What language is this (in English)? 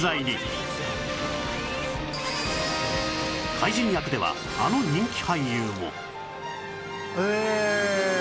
Japanese